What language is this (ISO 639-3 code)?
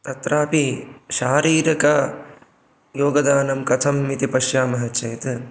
san